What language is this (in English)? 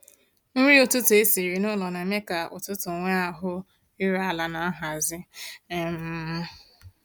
Igbo